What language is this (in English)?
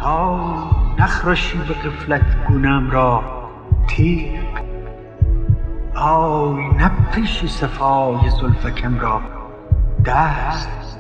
Persian